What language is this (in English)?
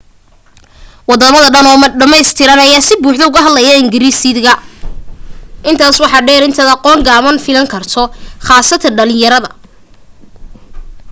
Somali